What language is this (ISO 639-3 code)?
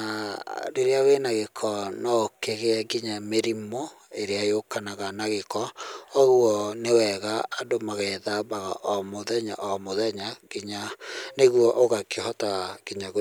kik